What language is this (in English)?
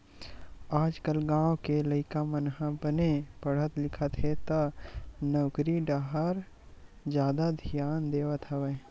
Chhattisgarhi